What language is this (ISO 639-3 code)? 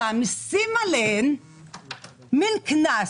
heb